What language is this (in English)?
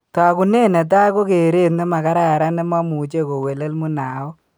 Kalenjin